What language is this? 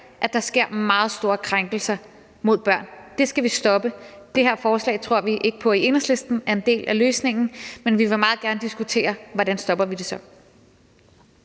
Danish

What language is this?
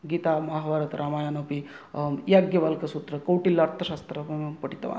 Sanskrit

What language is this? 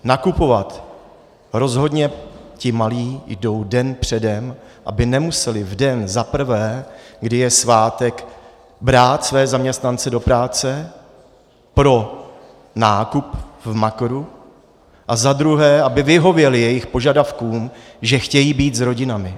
Czech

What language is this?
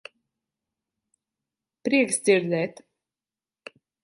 Latvian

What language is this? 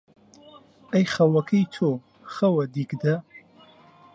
Central Kurdish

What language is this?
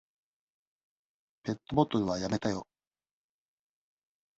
Japanese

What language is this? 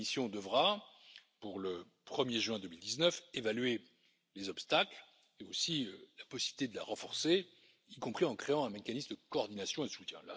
French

